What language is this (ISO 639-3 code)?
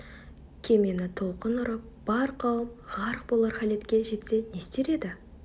kaz